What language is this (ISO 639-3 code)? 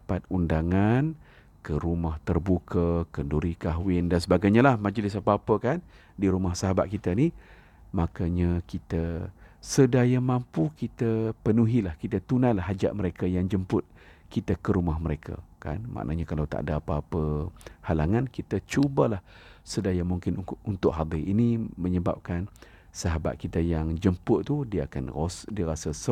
msa